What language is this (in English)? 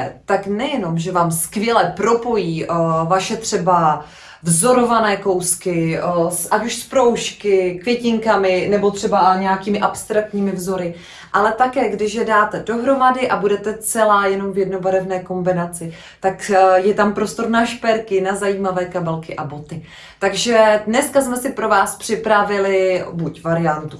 Czech